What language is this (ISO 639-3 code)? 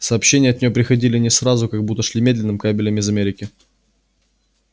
rus